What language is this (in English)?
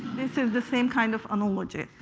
English